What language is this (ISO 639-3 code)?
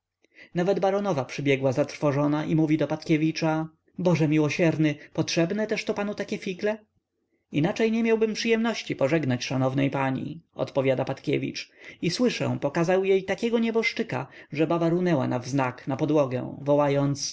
pol